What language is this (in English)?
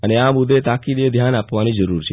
Gujarati